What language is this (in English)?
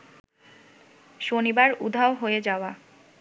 Bangla